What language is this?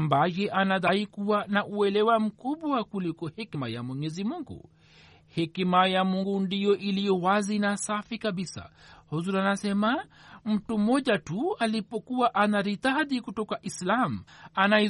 Swahili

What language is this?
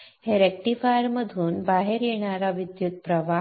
Marathi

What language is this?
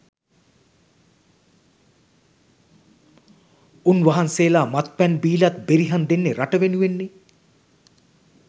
Sinhala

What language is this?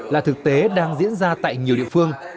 Vietnamese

